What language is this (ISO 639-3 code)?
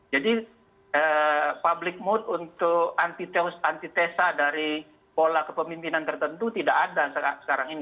ind